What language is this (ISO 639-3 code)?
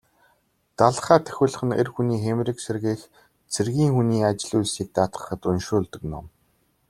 mon